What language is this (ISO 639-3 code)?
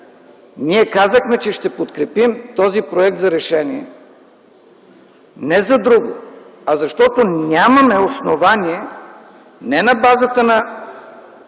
bul